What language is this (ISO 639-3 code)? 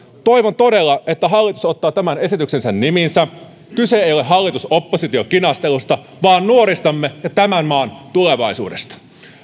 fin